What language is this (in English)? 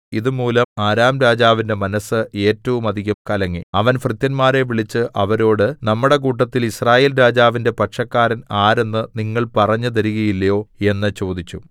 Malayalam